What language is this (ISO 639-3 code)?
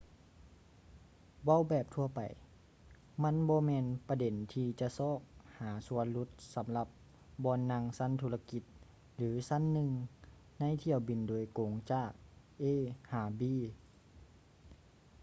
lao